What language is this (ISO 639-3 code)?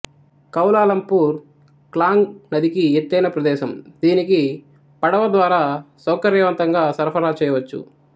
tel